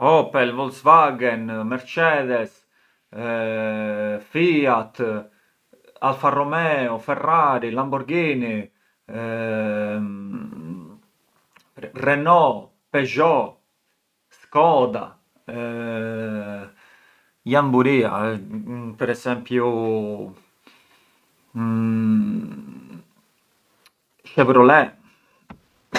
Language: Arbëreshë Albanian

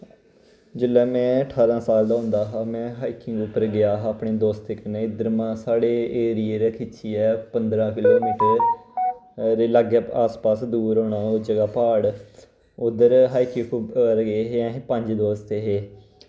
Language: Dogri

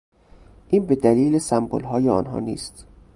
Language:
Persian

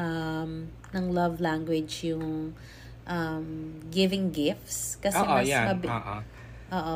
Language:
Filipino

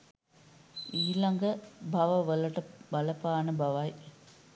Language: Sinhala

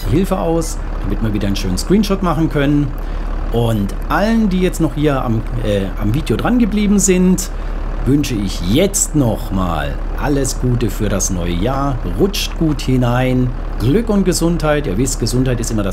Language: German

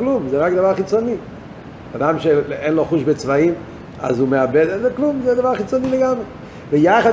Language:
Hebrew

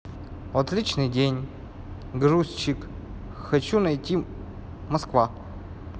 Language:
Russian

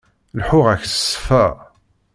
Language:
Kabyle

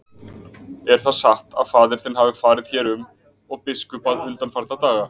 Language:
Icelandic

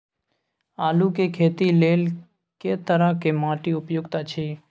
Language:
Maithili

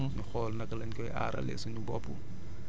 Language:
Wolof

